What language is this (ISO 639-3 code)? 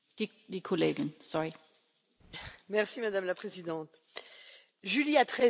fra